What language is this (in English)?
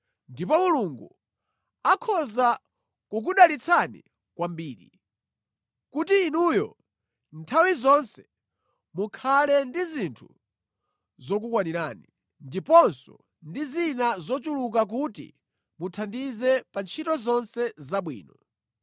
Nyanja